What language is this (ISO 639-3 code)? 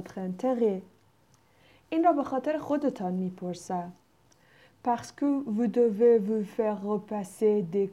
fas